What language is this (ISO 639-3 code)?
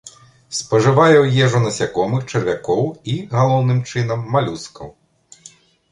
bel